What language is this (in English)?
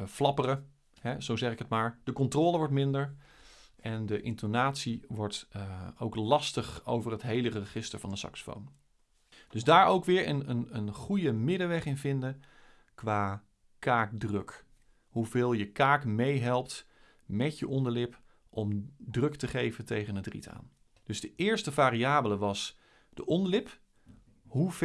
Dutch